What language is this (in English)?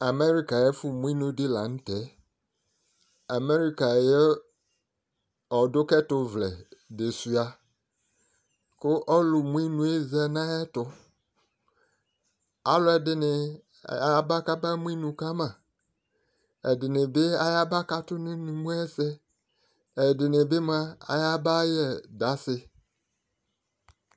Ikposo